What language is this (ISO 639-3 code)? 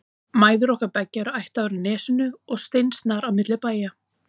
isl